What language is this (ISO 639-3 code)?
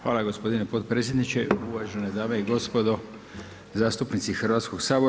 hrv